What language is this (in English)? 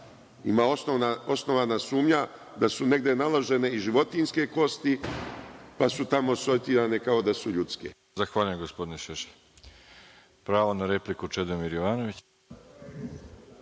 Serbian